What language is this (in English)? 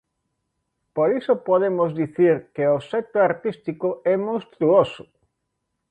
Galician